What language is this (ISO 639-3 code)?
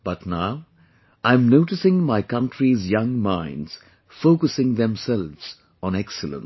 eng